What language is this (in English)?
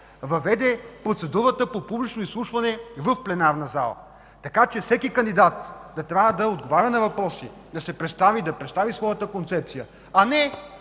Bulgarian